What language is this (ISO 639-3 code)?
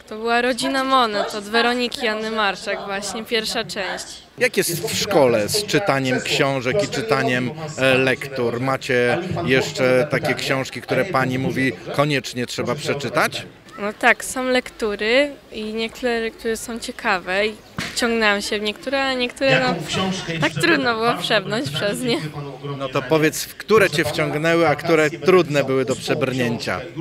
pol